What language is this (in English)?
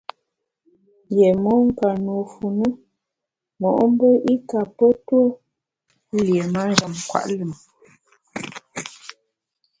Bamun